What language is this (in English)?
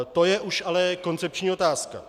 Czech